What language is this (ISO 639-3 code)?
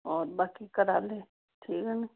doi